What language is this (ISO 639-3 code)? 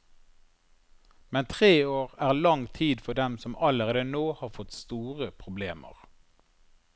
nor